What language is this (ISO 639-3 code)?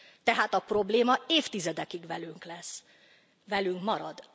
hun